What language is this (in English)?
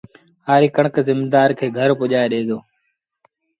Sindhi Bhil